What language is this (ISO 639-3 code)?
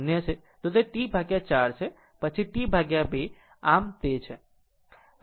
guj